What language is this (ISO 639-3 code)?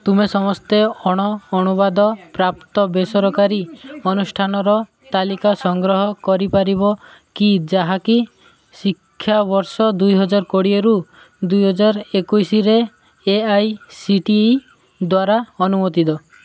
ori